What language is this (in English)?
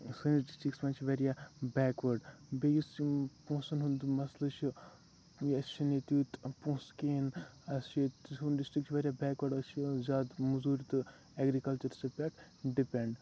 Kashmiri